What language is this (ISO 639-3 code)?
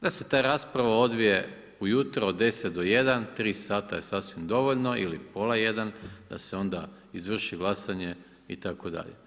hrv